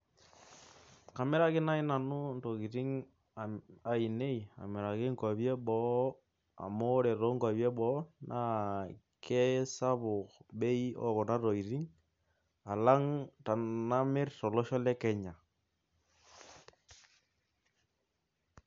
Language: Masai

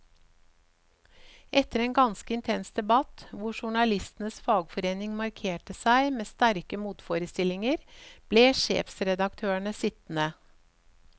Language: Norwegian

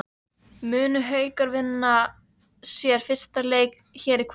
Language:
Icelandic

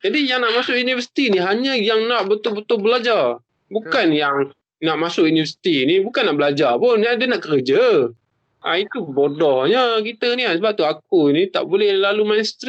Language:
Malay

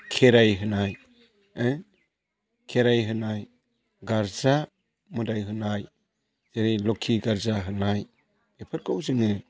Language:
Bodo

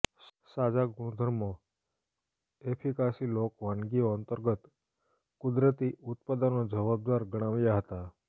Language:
Gujarati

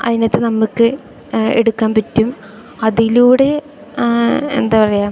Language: Malayalam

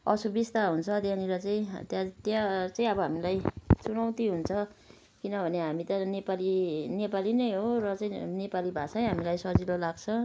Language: Nepali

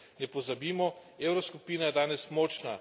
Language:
Slovenian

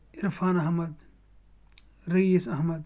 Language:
Kashmiri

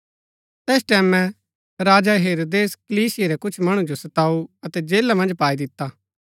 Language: Gaddi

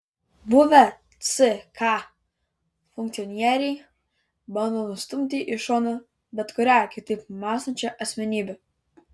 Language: Lithuanian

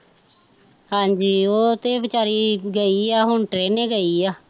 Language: Punjabi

